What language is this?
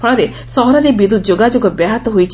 Odia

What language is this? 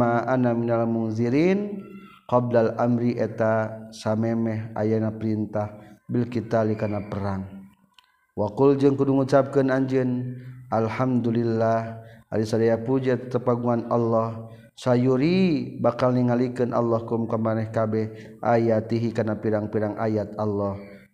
Malay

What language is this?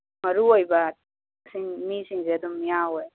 Manipuri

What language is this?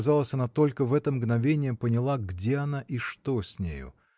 Russian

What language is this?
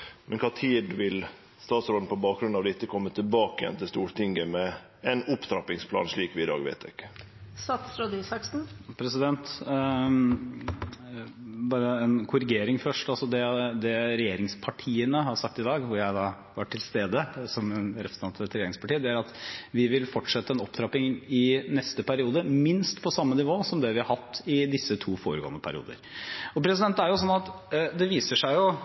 Norwegian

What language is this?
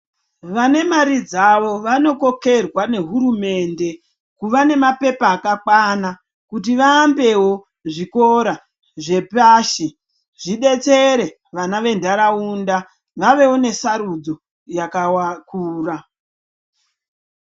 Ndau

